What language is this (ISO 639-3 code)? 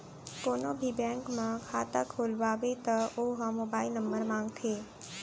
hne